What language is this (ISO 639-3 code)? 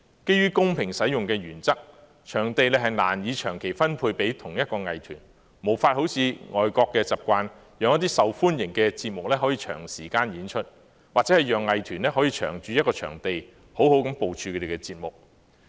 yue